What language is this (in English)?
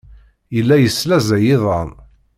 Kabyle